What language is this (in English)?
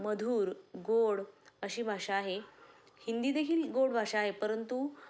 Marathi